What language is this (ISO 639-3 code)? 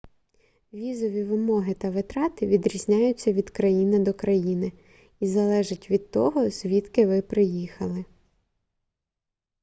ukr